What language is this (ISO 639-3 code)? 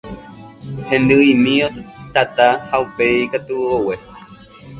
grn